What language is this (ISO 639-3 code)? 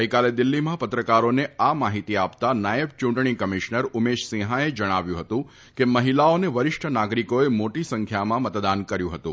guj